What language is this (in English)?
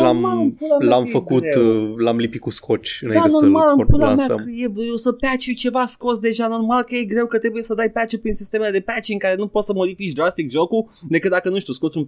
Romanian